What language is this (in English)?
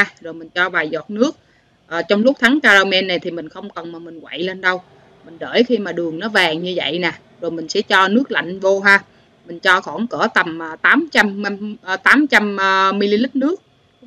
Vietnamese